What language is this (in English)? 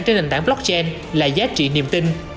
Vietnamese